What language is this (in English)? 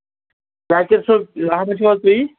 Kashmiri